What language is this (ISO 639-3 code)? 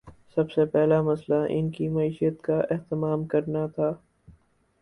urd